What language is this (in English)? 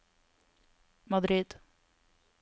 Norwegian